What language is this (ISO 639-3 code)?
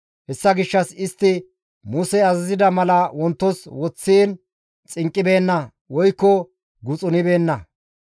gmv